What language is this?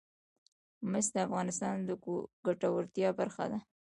Pashto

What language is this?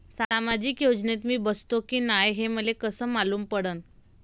Marathi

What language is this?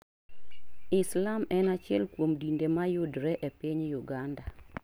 Luo (Kenya and Tanzania)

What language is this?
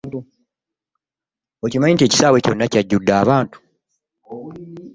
Ganda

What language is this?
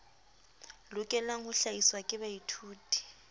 Southern Sotho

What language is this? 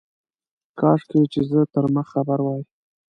Pashto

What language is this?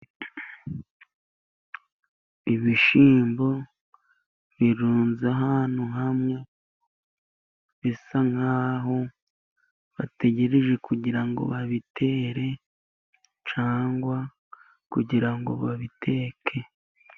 Kinyarwanda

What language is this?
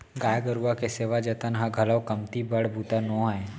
Chhattisgarhi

